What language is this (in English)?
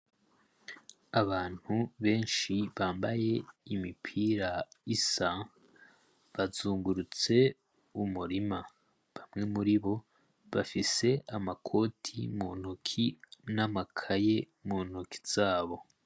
Rundi